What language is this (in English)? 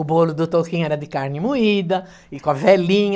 Portuguese